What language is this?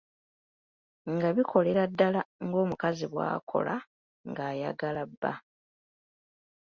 Ganda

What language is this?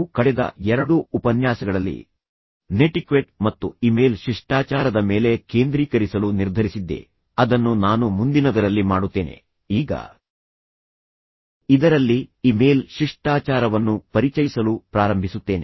Kannada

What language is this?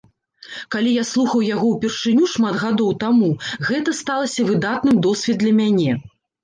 Belarusian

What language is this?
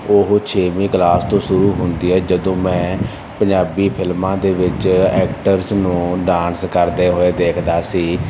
Punjabi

